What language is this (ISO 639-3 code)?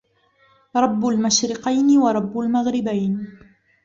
ara